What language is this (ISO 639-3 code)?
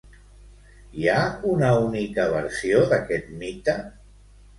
cat